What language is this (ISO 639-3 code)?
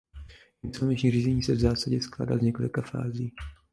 ces